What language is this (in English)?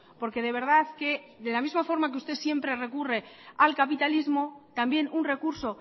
Spanish